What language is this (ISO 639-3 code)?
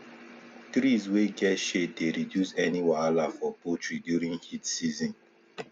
pcm